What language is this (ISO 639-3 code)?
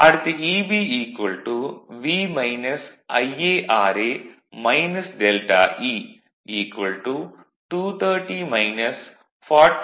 tam